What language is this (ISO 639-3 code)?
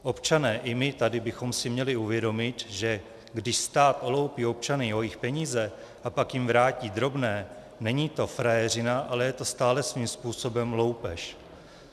ces